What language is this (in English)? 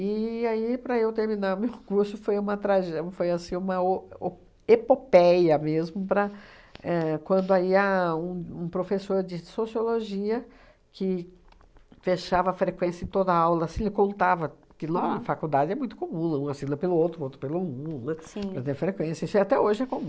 Portuguese